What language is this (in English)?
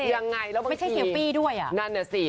Thai